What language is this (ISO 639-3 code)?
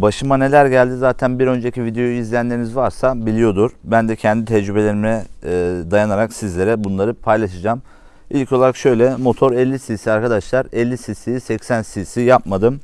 tur